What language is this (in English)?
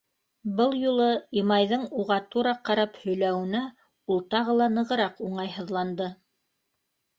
Bashkir